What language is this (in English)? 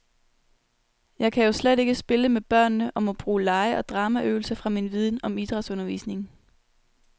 Danish